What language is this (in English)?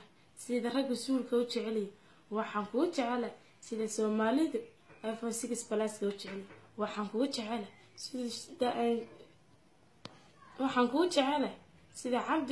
Arabic